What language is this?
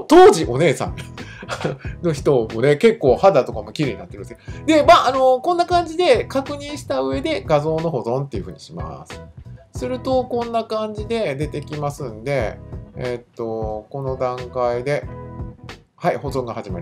Japanese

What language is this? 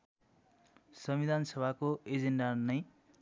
Nepali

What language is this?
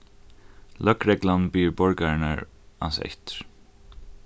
Faroese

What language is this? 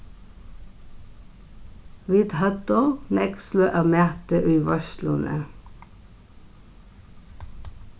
Faroese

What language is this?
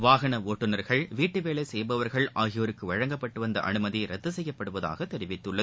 Tamil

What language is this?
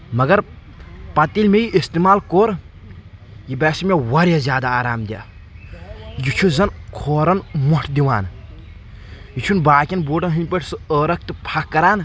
Kashmiri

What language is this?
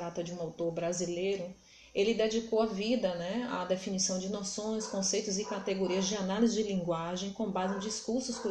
Portuguese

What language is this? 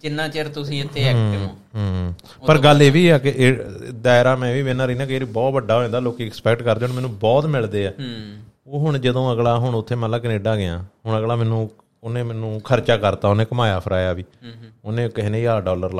Punjabi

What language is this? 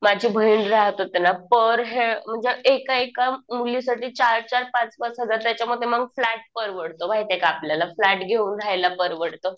Marathi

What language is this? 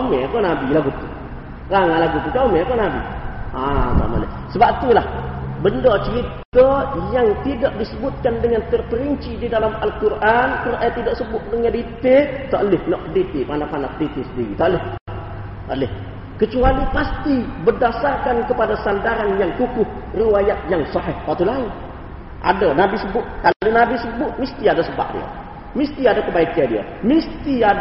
Malay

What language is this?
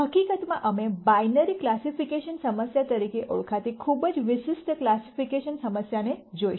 Gujarati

